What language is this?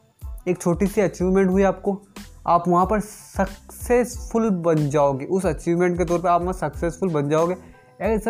Hindi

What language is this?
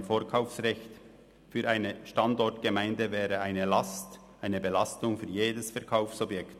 Swiss German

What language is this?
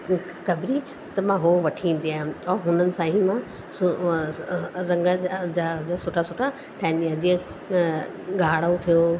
Sindhi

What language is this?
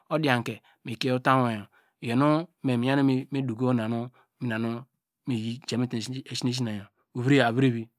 Degema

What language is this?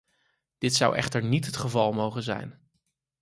Dutch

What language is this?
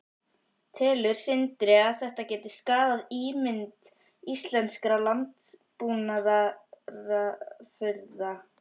Icelandic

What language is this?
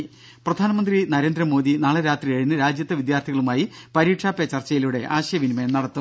Malayalam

